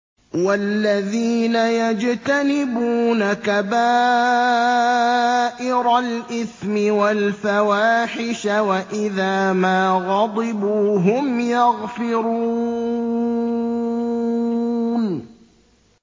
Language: Arabic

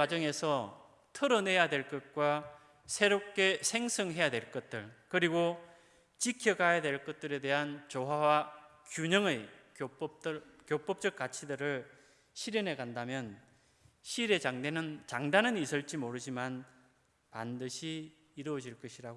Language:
Korean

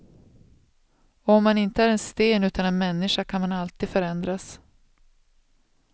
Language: Swedish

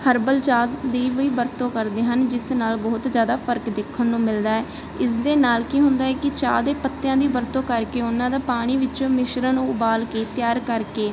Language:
Punjabi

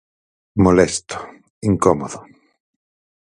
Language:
Galician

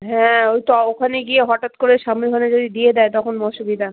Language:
Bangla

